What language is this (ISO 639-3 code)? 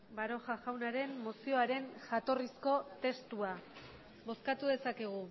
eus